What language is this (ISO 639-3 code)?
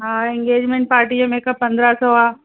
snd